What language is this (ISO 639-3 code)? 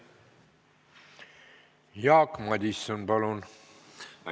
est